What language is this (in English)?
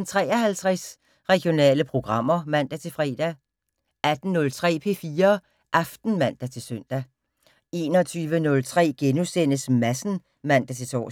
Danish